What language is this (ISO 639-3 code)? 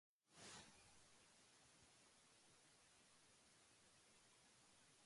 jpn